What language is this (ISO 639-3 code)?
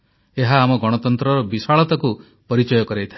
ori